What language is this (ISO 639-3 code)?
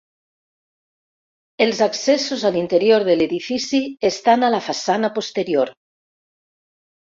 cat